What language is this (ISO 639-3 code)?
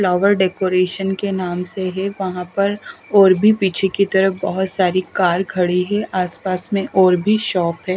hin